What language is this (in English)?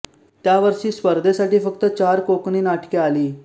Marathi